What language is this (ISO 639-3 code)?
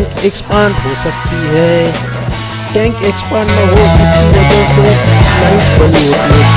hin